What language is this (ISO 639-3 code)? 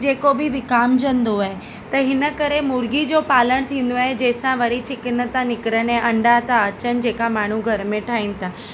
snd